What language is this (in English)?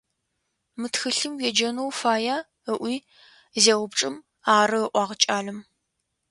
Adyghe